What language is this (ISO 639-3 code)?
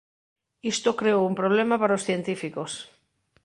glg